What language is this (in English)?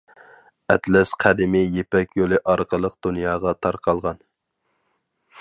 Uyghur